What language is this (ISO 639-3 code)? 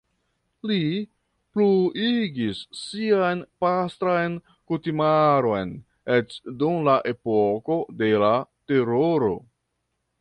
epo